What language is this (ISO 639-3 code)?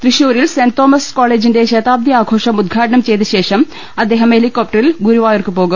mal